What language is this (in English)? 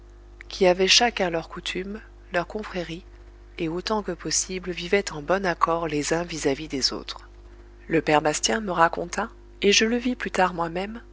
French